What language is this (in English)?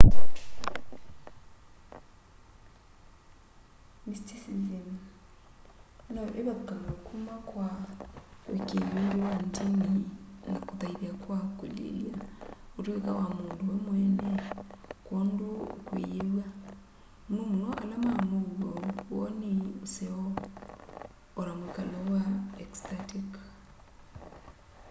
Kamba